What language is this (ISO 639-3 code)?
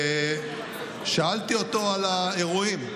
heb